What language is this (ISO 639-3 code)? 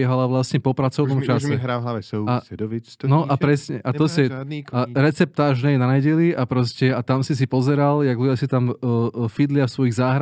slk